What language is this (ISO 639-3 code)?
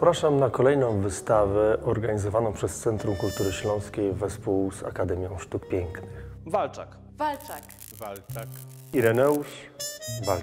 pol